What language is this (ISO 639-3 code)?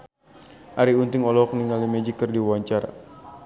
sun